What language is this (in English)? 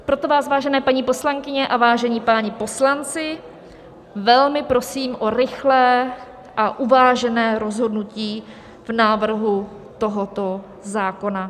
Czech